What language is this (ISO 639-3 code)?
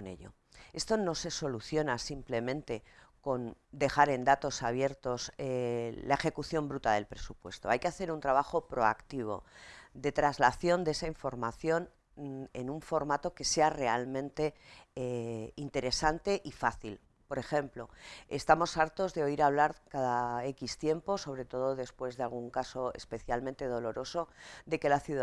spa